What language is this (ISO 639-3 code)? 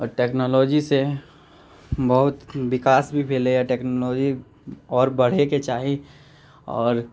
mai